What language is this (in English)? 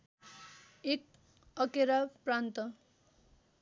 Nepali